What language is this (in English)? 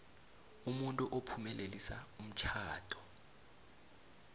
South Ndebele